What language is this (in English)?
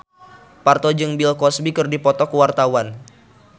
Sundanese